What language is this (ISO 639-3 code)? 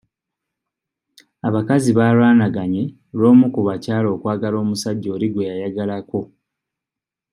lug